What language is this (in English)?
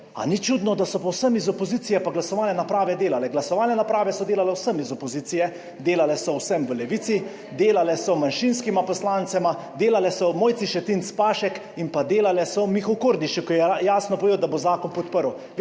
Slovenian